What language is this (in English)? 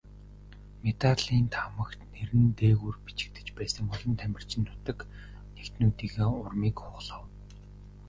Mongolian